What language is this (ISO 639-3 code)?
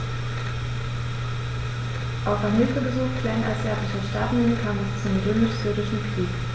deu